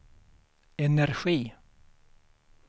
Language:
Swedish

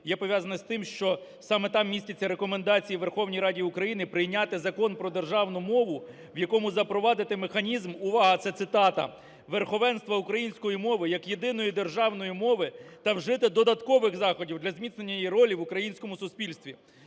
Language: Ukrainian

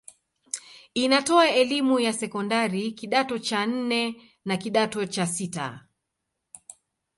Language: Swahili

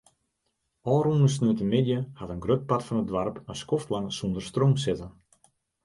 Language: Western Frisian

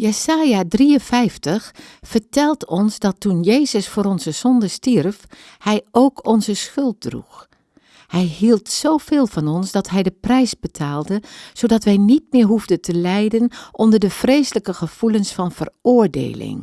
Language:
Dutch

